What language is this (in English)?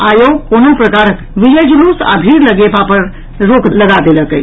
Maithili